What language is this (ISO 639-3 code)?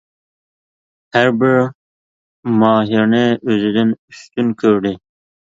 uig